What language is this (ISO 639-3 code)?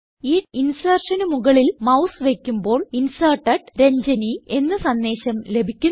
mal